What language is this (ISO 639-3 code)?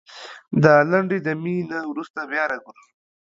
pus